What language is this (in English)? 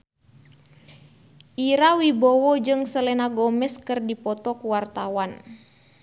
Sundanese